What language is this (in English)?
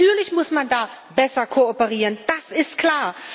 German